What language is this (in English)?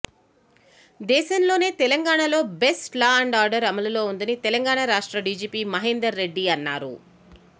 Telugu